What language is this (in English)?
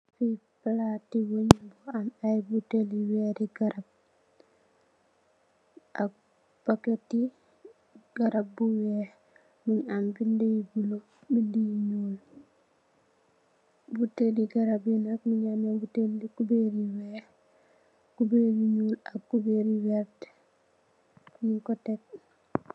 Wolof